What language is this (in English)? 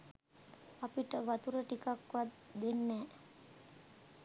Sinhala